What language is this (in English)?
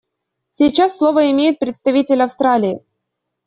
Russian